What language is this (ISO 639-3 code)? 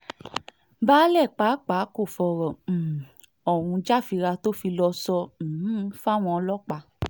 yor